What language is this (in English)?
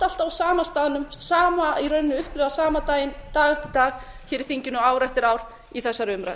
Icelandic